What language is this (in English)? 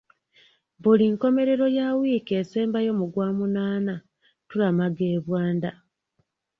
Ganda